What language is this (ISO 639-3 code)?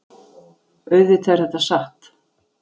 isl